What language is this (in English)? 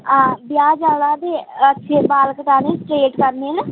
Dogri